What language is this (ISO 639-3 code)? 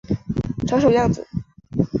zho